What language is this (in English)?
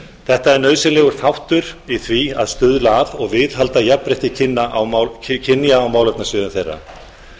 Icelandic